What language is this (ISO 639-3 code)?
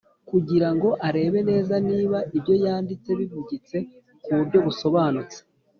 kin